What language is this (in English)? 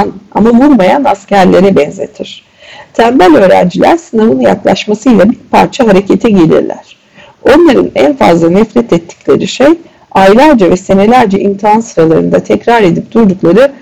Turkish